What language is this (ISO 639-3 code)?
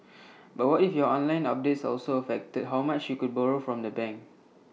eng